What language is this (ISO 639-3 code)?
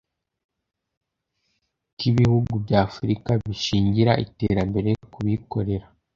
kin